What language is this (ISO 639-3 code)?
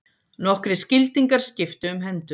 isl